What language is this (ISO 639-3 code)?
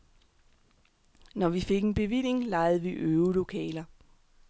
dan